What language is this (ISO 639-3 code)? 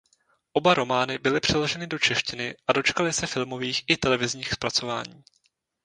ces